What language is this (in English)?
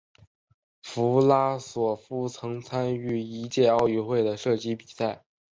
Chinese